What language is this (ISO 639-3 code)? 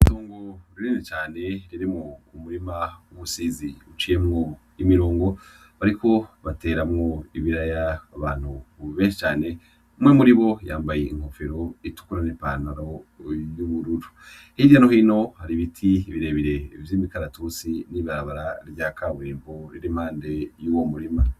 run